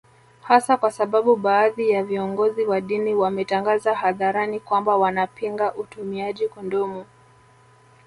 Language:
Swahili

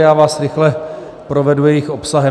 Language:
Czech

